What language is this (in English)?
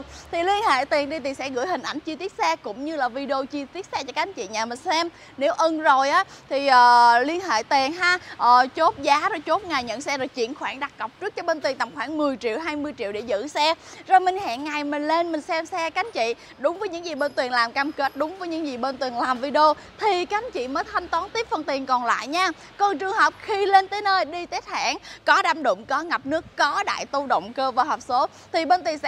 Vietnamese